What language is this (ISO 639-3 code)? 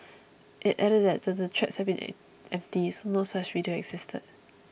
eng